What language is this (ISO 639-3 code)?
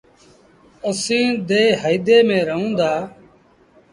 sbn